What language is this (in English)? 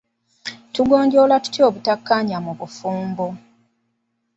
Ganda